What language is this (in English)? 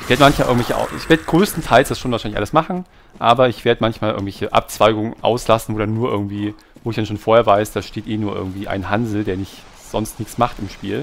German